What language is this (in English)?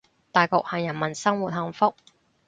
Cantonese